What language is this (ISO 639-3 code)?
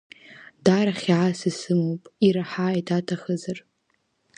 abk